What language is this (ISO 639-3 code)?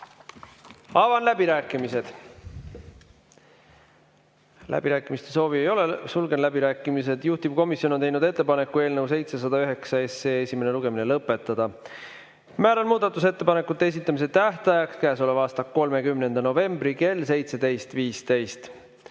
est